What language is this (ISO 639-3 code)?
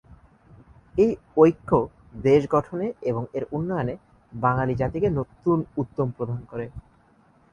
ben